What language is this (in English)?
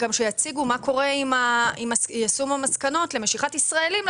Hebrew